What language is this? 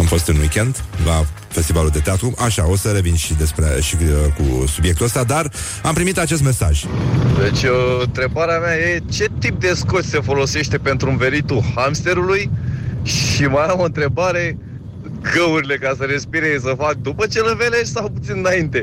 Romanian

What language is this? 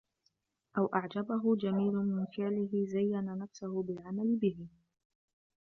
Arabic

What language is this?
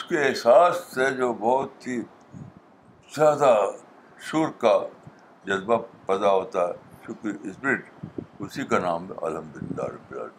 Urdu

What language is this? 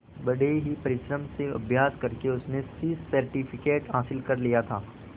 Hindi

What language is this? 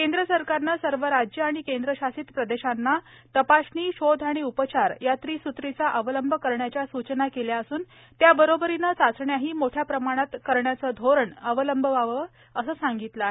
Marathi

